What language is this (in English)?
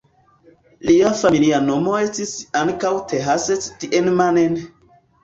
Esperanto